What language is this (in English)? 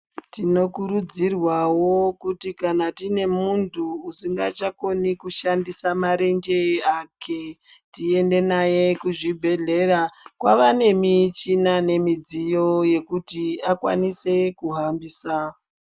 Ndau